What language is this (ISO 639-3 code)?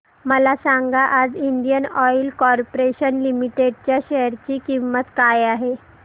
mar